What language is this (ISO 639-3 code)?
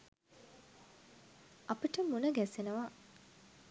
sin